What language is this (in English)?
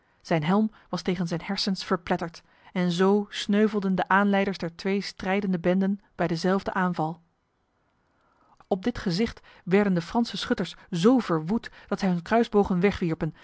Dutch